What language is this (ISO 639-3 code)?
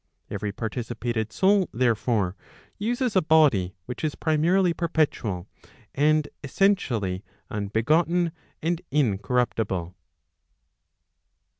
eng